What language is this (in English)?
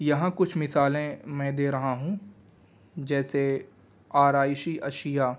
Urdu